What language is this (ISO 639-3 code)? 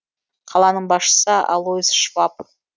kaz